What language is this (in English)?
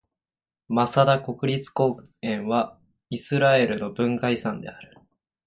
Japanese